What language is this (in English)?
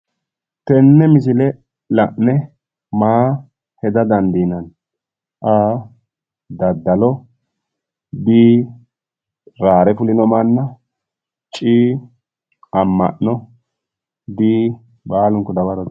Sidamo